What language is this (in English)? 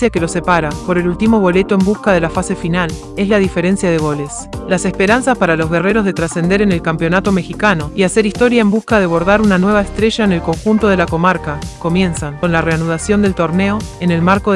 Spanish